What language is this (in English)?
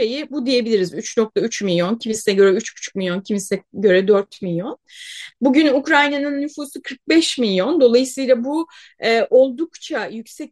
Turkish